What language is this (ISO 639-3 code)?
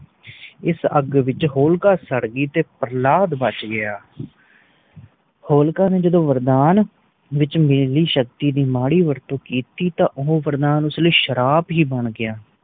pan